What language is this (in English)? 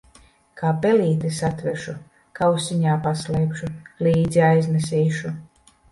Latvian